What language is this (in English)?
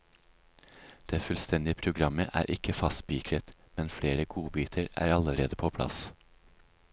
Norwegian